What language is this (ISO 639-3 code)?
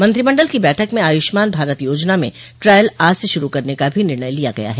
hin